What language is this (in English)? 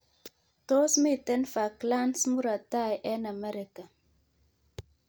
Kalenjin